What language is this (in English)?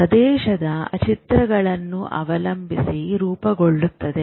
Kannada